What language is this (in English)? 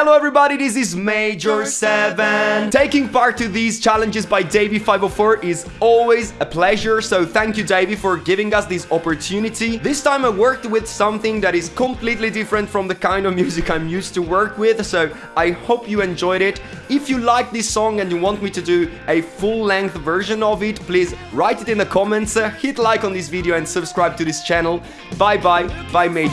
English